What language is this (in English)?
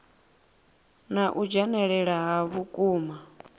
Venda